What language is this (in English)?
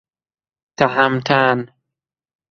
Persian